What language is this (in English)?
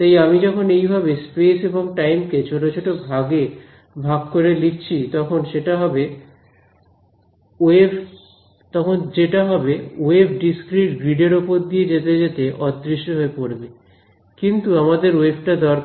Bangla